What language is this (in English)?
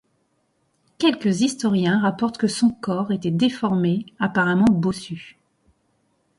French